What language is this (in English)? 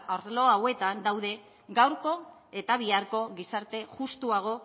Basque